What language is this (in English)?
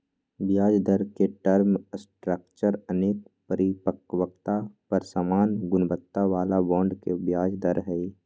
Magahi